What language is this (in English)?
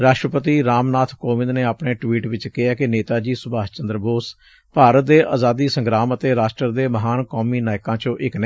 Punjabi